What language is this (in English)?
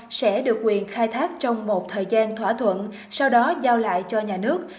Vietnamese